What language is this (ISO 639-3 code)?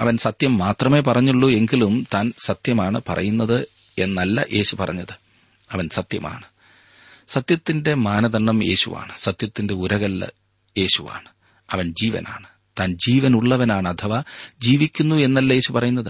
mal